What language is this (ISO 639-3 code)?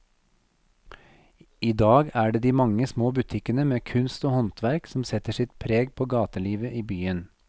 nor